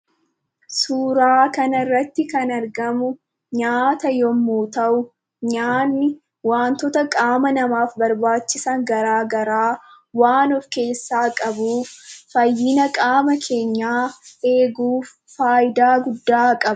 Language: Oromo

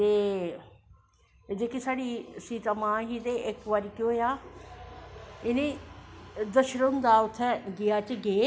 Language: Dogri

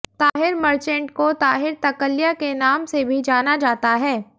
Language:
Hindi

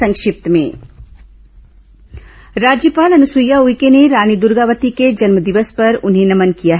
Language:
Hindi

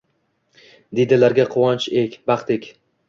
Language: Uzbek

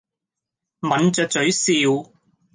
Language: Cantonese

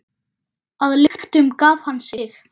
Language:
Icelandic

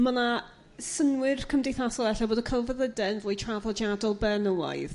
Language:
Welsh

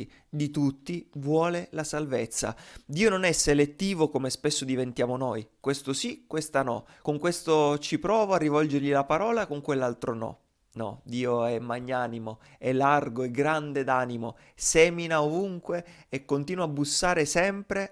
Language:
Italian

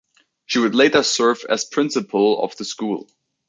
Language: English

